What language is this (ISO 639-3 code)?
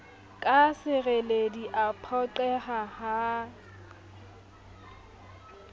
sot